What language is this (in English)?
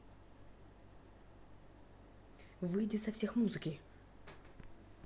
Russian